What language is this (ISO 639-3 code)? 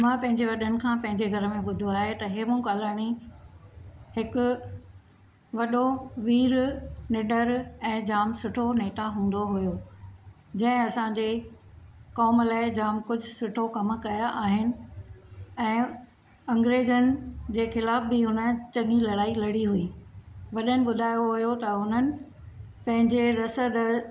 snd